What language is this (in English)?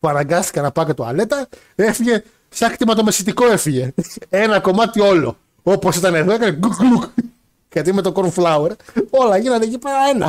Greek